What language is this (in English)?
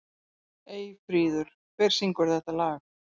Icelandic